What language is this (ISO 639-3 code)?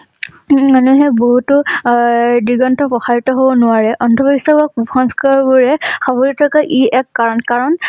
asm